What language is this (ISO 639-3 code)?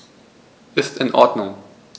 deu